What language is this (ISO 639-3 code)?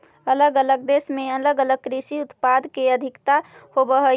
mag